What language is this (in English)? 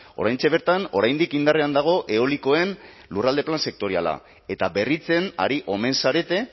Basque